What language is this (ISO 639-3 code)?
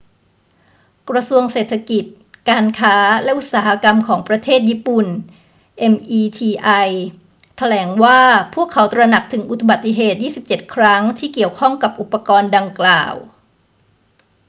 tha